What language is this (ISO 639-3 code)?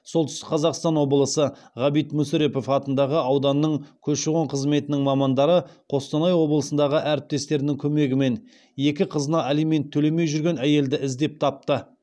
kaz